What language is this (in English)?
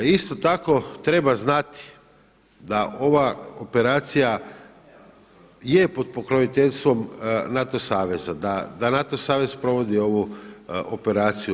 Croatian